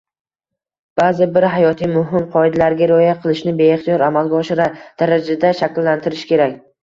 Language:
Uzbek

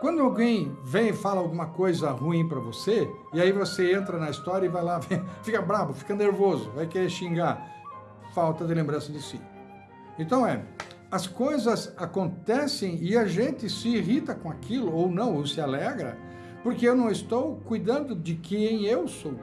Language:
Portuguese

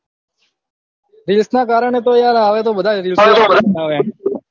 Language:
Gujarati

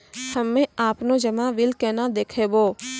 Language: Maithili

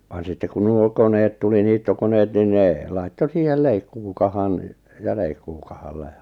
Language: Finnish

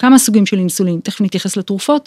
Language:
Hebrew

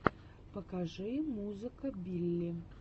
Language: Russian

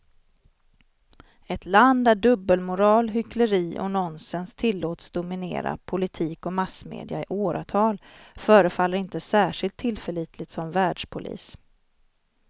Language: Swedish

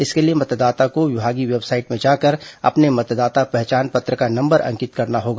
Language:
Hindi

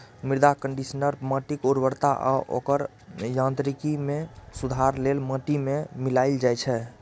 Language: Maithili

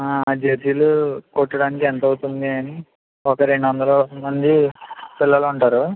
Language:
Telugu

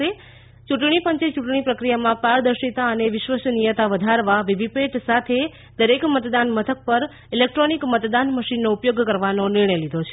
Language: Gujarati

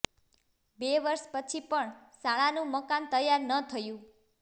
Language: Gujarati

